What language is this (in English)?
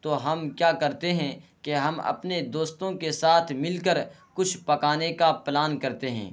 Urdu